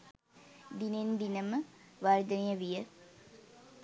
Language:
Sinhala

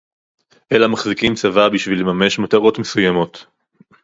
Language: Hebrew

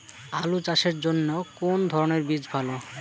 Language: Bangla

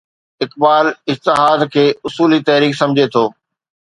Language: Sindhi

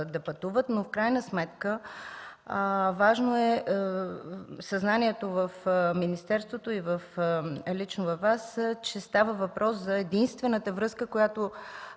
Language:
Bulgarian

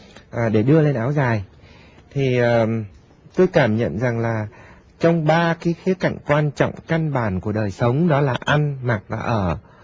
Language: Vietnamese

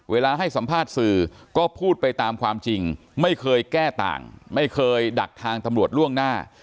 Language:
Thai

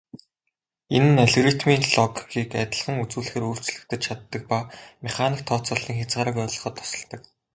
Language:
Mongolian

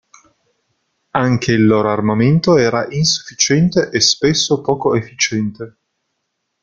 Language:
Italian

